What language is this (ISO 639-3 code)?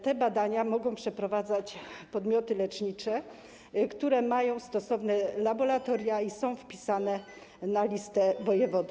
pol